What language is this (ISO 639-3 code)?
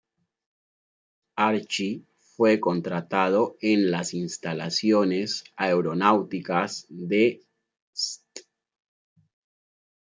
spa